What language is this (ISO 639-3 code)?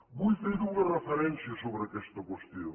cat